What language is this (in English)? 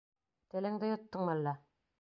Bashkir